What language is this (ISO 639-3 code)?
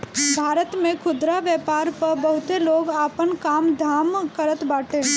bho